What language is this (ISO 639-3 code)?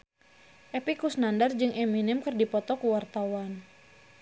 sun